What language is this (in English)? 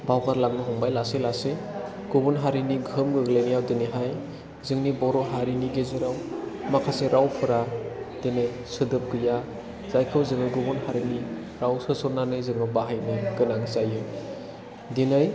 Bodo